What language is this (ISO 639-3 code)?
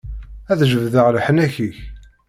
kab